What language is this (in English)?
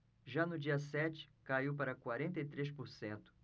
Portuguese